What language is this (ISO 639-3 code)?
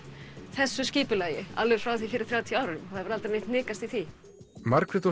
isl